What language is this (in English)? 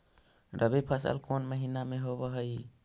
Magahi